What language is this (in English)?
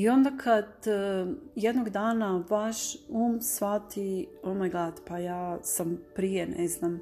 Croatian